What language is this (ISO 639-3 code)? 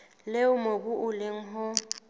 sot